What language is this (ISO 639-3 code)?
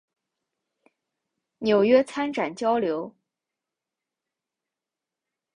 zho